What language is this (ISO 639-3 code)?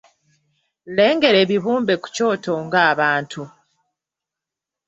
lug